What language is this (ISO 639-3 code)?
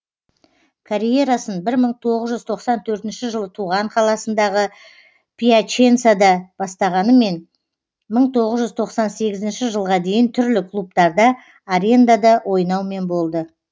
kaz